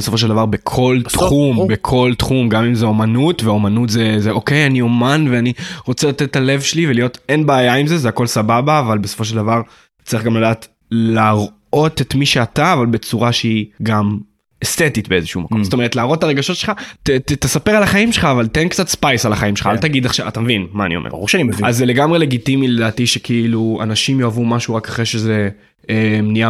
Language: Hebrew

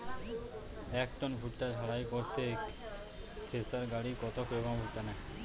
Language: Bangla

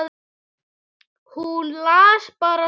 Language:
Icelandic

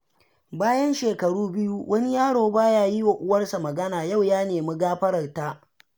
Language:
Hausa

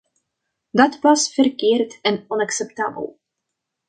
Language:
Dutch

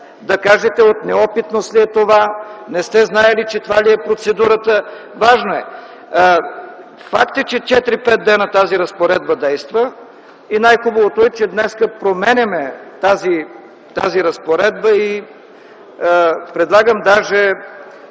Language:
Bulgarian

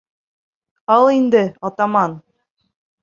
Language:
Bashkir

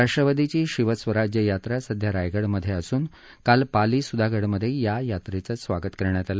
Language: Marathi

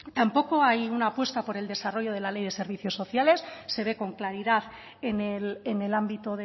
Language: Spanish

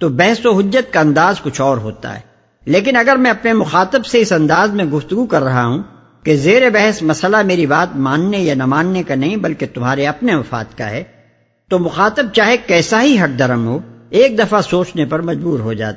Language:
Urdu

